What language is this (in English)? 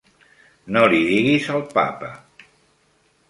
Catalan